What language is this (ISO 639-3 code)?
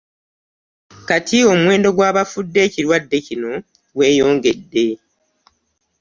lug